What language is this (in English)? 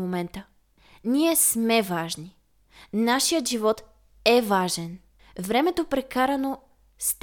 Bulgarian